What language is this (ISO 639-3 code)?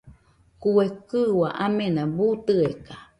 hux